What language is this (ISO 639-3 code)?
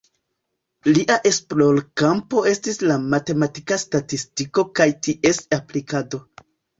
epo